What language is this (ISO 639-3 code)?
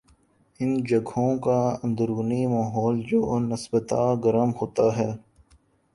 urd